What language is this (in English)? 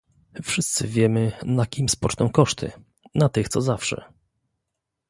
Polish